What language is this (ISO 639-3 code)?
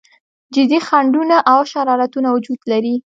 pus